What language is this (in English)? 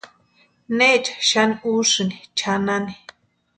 Western Highland Purepecha